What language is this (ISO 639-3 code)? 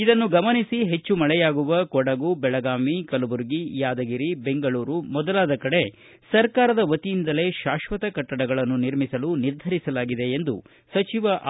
kan